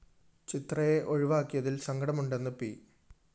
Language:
Malayalam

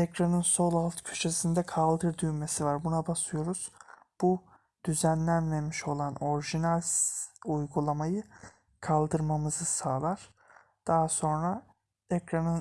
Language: Turkish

